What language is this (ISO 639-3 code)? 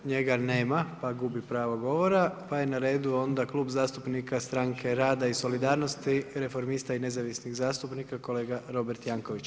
hrv